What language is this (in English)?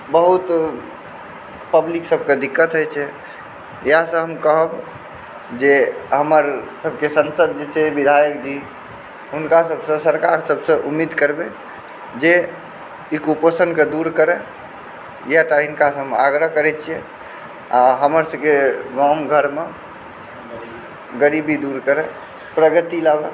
Maithili